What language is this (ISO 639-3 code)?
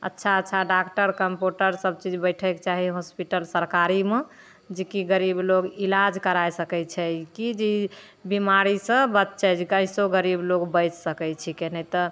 mai